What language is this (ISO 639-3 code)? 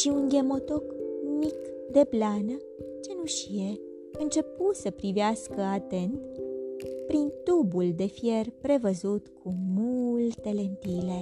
ron